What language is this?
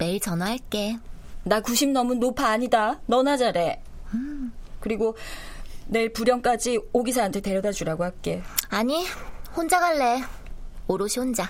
Korean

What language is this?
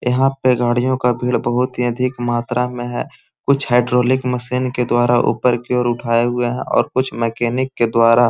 Magahi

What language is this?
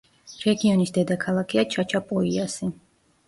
Georgian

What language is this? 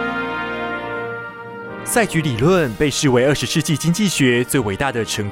Chinese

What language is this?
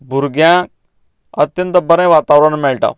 Konkani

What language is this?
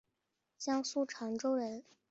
Chinese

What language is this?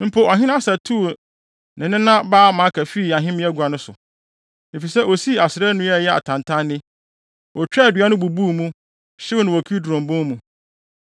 Akan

